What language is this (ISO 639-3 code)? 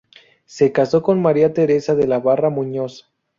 spa